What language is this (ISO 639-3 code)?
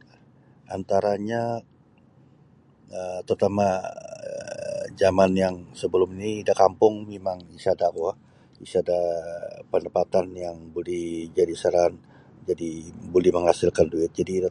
bsy